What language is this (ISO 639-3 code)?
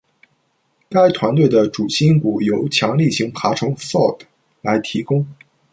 zho